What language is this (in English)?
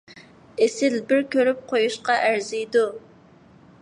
Uyghur